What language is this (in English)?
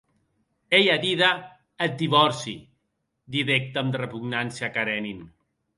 Occitan